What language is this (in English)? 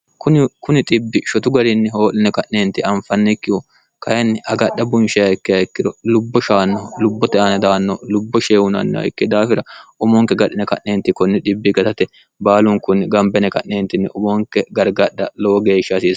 Sidamo